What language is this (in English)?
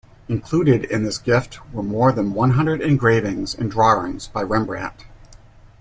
English